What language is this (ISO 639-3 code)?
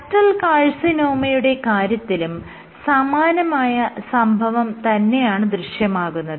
mal